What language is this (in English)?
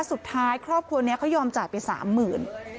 Thai